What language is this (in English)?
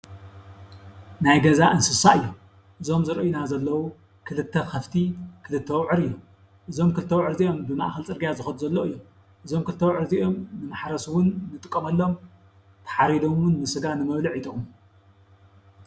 Tigrinya